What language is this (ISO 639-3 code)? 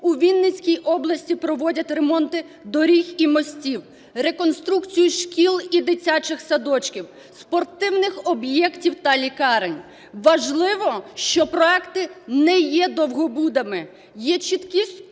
ukr